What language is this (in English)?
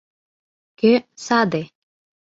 Mari